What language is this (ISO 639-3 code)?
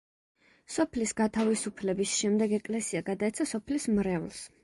kat